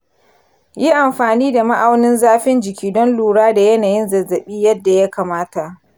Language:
Hausa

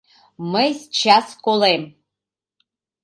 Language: Mari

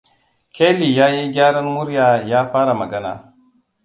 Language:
Hausa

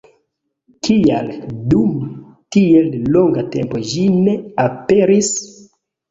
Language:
Esperanto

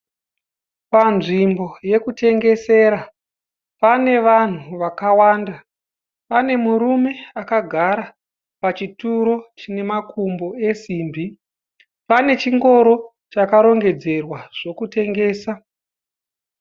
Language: Shona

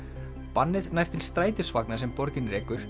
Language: Icelandic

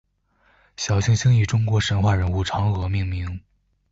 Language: Chinese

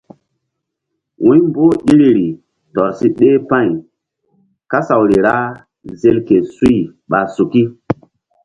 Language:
Mbum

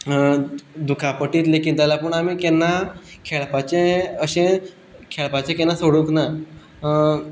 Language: Konkani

